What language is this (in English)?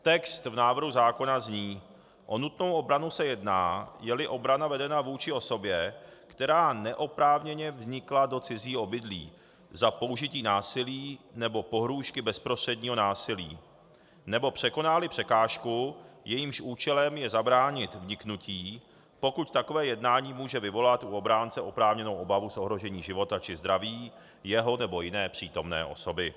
Czech